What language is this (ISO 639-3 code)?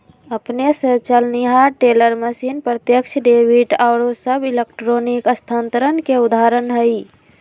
mag